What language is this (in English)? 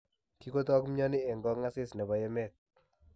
Kalenjin